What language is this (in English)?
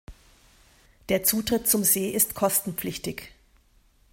German